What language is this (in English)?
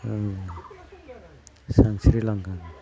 Bodo